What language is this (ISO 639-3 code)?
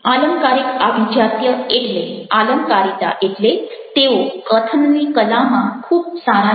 guj